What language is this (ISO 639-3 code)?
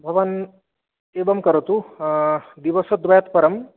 san